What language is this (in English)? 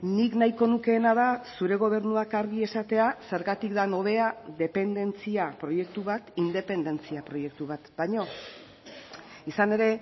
Basque